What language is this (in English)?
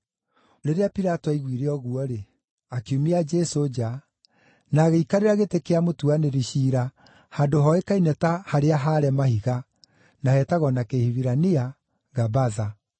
Kikuyu